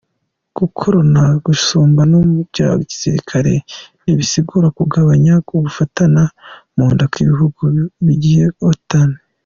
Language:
Kinyarwanda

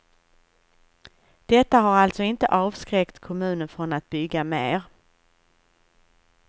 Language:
Swedish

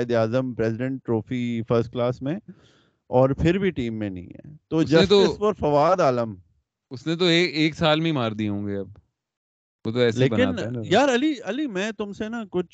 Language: Urdu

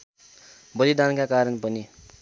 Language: Nepali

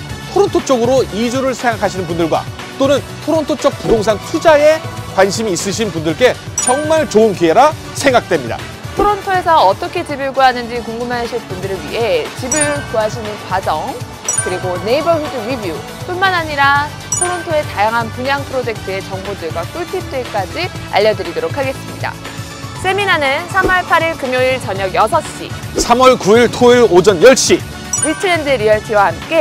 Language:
Korean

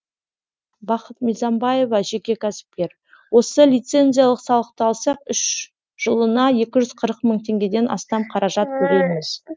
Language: Kazakh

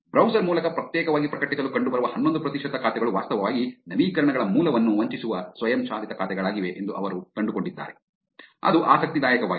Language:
Kannada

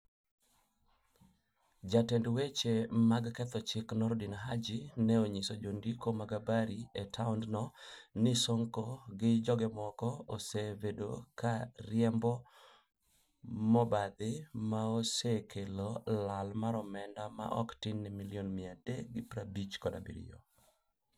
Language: Luo (Kenya and Tanzania)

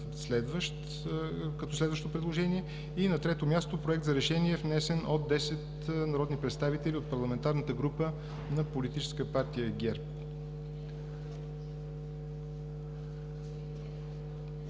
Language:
Bulgarian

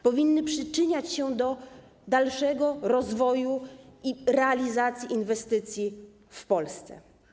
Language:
Polish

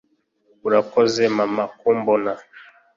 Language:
Kinyarwanda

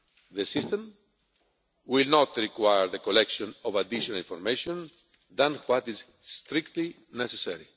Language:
English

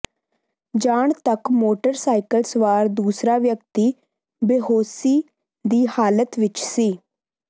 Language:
Punjabi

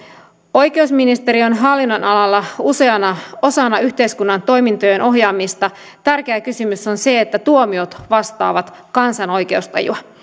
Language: Finnish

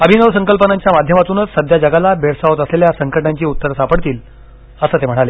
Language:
Marathi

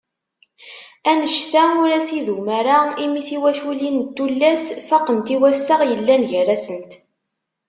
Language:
Kabyle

